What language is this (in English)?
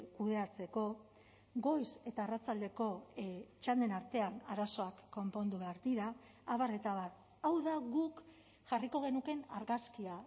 Basque